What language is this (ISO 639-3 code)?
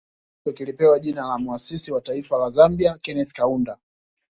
swa